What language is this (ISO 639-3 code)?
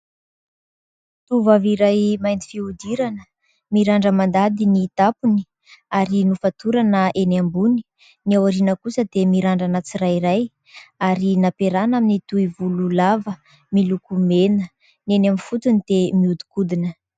mlg